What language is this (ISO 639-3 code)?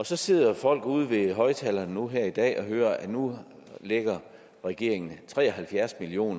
dan